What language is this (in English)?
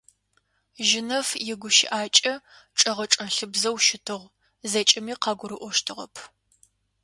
Adyghe